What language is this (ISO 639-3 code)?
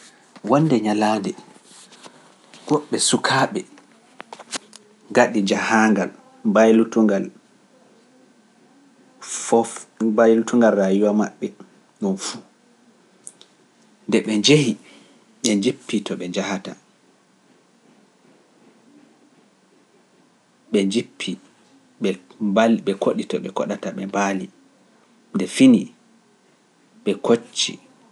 fuf